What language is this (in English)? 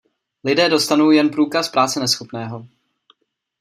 Czech